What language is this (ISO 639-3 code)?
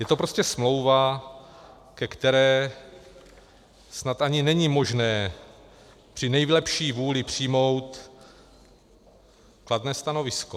ces